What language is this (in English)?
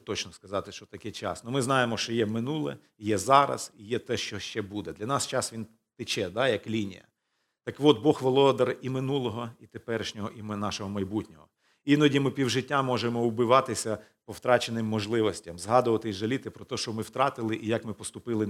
Ukrainian